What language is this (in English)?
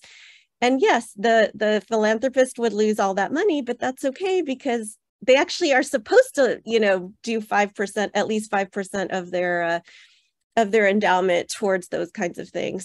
English